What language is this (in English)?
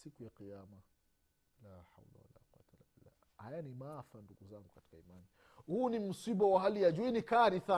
Swahili